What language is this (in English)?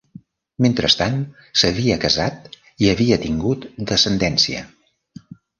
Catalan